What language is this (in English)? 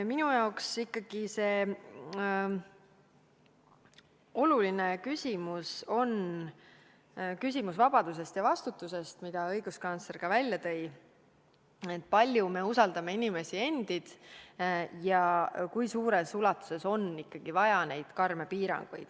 Estonian